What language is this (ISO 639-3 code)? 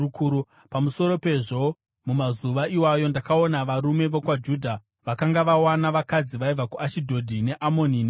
sna